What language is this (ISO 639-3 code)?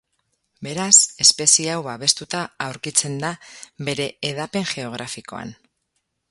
eus